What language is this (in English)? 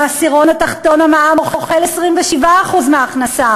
Hebrew